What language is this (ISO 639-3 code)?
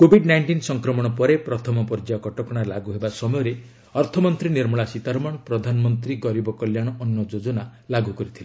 ori